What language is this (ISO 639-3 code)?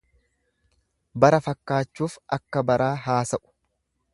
orm